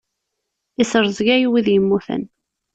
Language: Kabyle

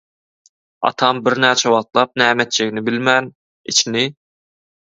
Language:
Turkmen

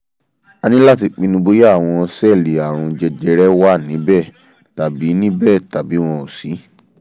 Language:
Yoruba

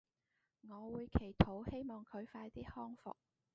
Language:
Cantonese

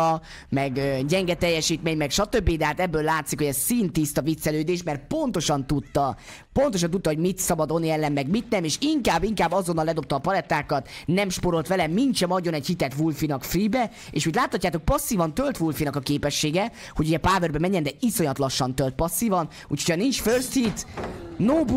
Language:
Hungarian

